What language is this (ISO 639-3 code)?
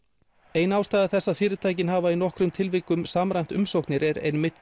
isl